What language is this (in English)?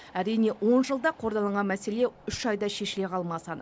Kazakh